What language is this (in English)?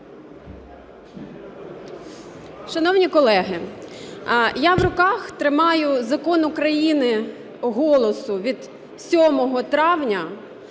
Ukrainian